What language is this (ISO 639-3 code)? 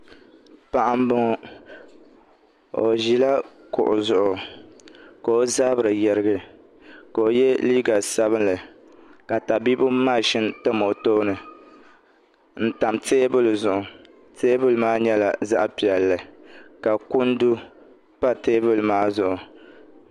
dag